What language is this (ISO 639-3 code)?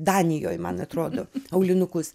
lit